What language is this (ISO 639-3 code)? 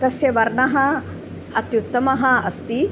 san